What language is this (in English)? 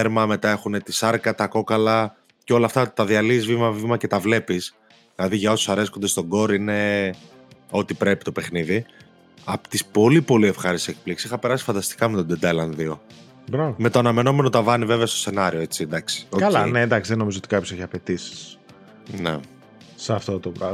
Greek